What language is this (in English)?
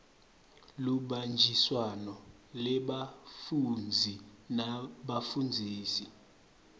Swati